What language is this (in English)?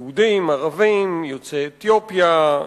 Hebrew